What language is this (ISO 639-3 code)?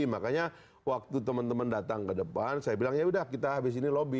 ind